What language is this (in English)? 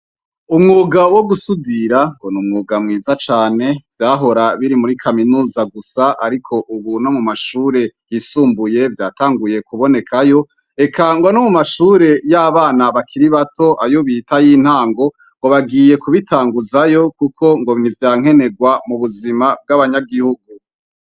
Rundi